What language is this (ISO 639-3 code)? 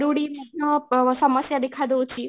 ori